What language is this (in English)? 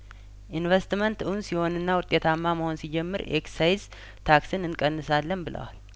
Amharic